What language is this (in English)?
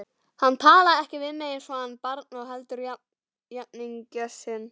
Icelandic